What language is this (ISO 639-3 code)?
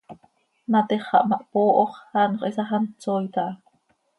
sei